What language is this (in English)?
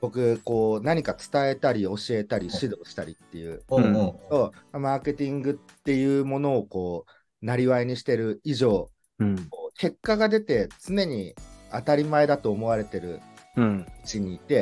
Japanese